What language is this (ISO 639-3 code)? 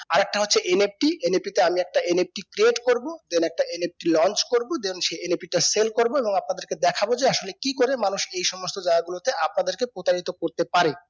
ben